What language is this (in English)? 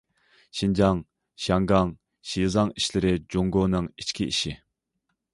Uyghur